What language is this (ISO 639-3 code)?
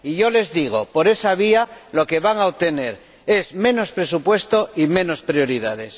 spa